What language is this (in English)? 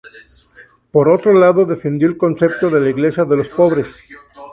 Spanish